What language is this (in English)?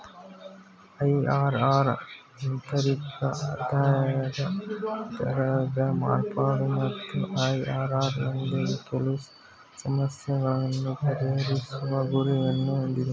Kannada